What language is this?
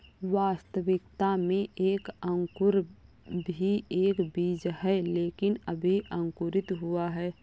Hindi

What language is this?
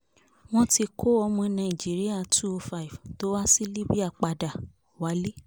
Yoruba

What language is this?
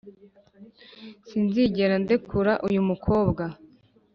Kinyarwanda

